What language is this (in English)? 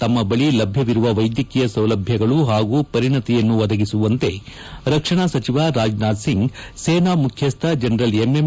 Kannada